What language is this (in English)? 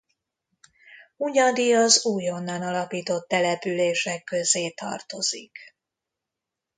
Hungarian